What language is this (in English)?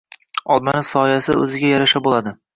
Uzbek